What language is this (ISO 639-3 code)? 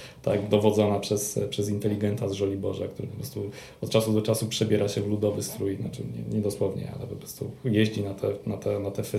pol